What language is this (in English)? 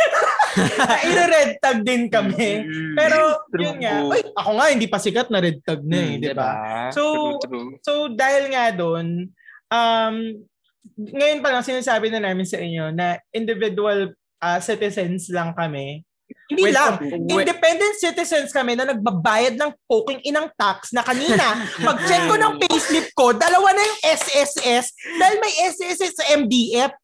Filipino